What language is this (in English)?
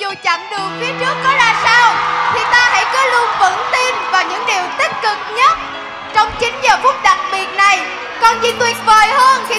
Vietnamese